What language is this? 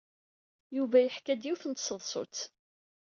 Kabyle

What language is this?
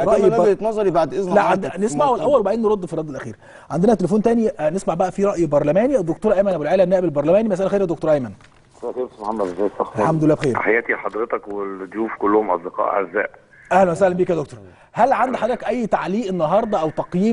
Arabic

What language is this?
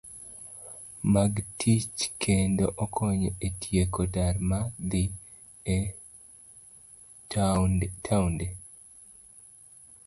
Luo (Kenya and Tanzania)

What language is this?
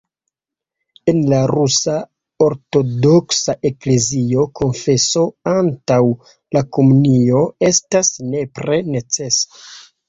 Esperanto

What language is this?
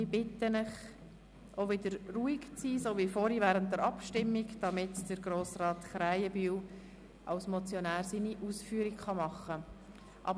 Swiss German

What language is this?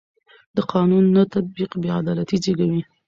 Pashto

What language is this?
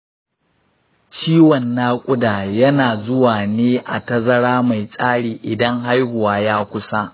Hausa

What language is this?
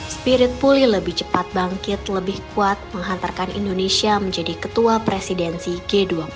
Indonesian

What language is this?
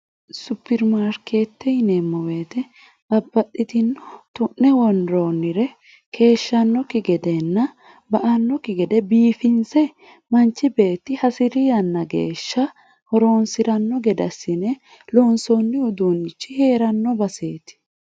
Sidamo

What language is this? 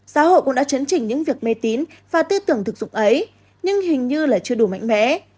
Vietnamese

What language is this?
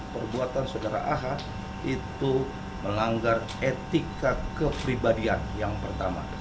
Indonesian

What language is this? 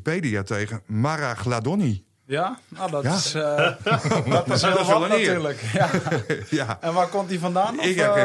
Dutch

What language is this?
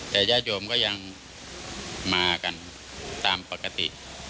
Thai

